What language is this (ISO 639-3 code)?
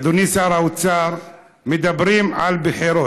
heb